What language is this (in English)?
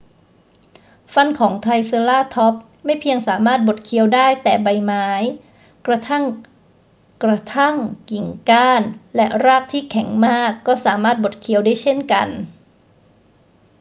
Thai